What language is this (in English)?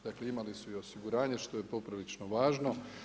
Croatian